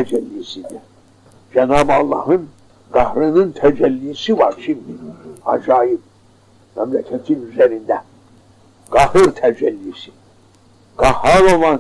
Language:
Turkish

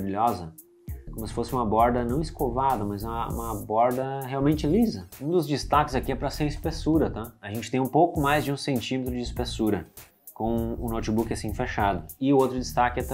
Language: Portuguese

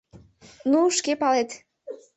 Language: Mari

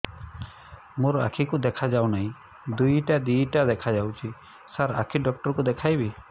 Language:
Odia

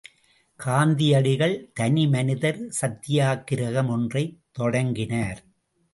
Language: Tamil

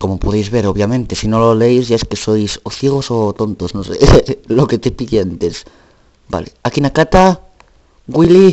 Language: Spanish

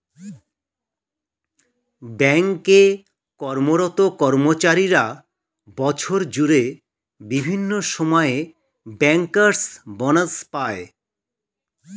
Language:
Bangla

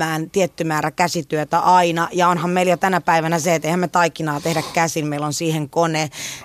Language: Finnish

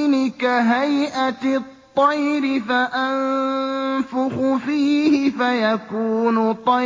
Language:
Arabic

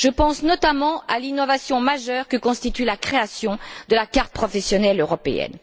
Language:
French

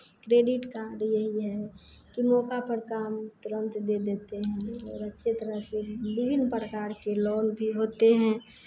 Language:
Hindi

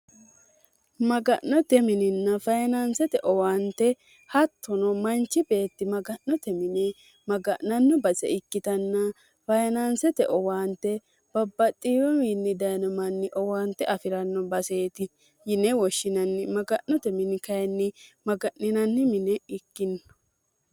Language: Sidamo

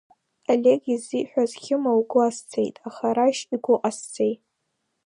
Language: Abkhazian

